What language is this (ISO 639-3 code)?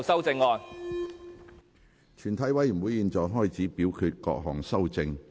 yue